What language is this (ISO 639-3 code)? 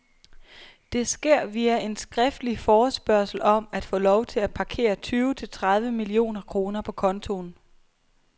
dan